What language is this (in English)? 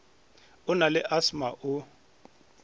Northern Sotho